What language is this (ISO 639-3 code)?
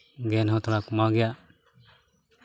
sat